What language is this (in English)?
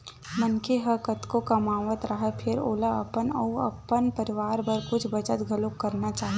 Chhattisgarhi